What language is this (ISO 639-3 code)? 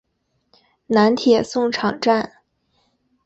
zho